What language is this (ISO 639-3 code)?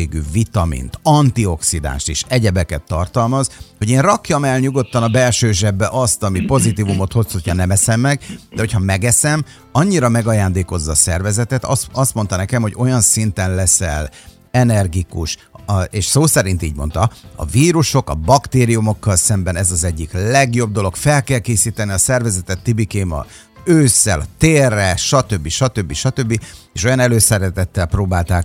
hun